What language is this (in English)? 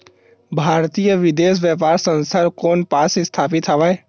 Chhattisgarhi